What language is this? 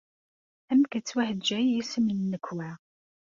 Kabyle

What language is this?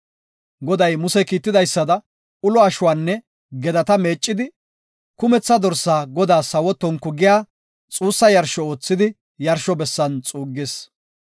Gofa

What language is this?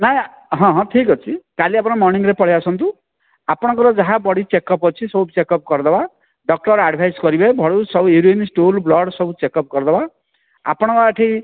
Odia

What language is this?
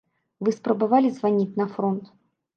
Belarusian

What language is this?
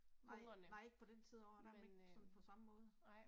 Danish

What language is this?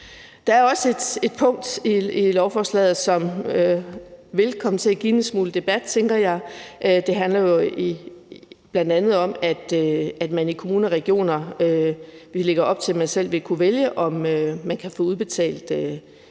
Danish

